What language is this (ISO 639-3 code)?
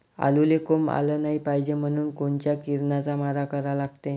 mar